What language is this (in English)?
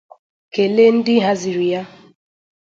Igbo